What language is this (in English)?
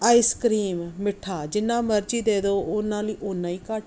Punjabi